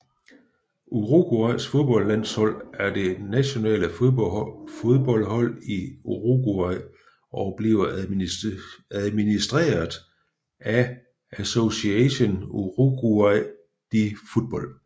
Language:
Danish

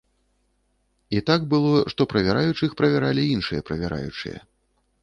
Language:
Belarusian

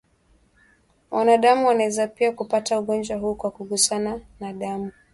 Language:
Swahili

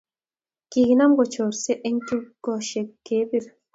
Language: Kalenjin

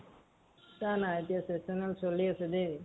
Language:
Assamese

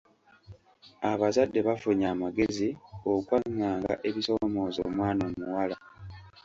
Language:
Ganda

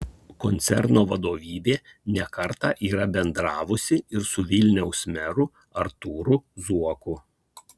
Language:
Lithuanian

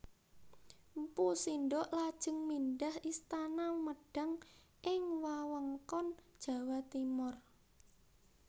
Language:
Javanese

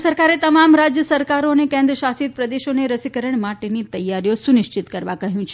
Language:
Gujarati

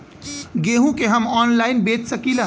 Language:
Bhojpuri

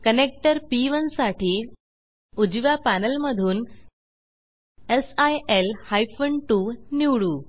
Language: Marathi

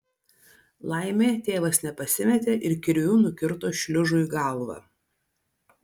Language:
Lithuanian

